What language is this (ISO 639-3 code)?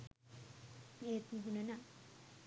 sin